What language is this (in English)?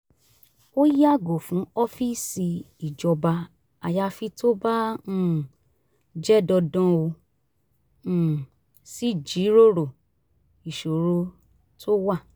Yoruba